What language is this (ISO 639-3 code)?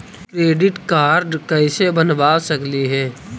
mag